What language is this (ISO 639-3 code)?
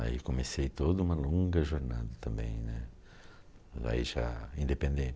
por